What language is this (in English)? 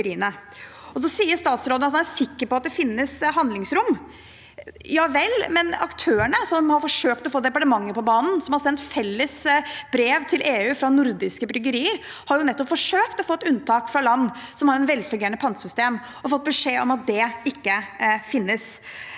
Norwegian